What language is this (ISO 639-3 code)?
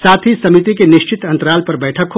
hin